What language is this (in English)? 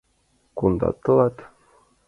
Mari